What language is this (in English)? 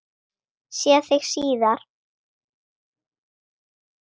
Icelandic